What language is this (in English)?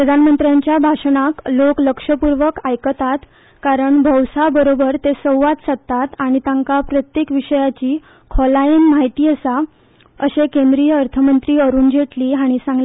Konkani